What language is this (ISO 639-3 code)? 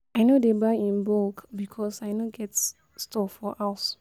pcm